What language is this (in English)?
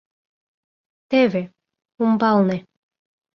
Mari